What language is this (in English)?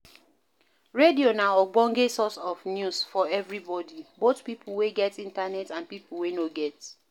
Nigerian Pidgin